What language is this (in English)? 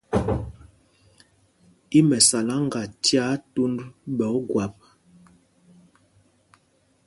Mpumpong